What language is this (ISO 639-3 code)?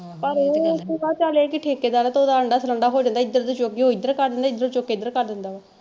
pan